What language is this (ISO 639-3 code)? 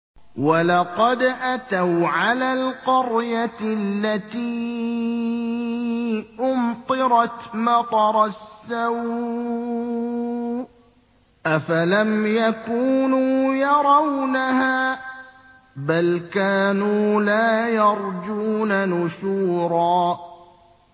ara